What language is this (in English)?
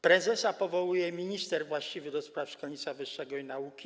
Polish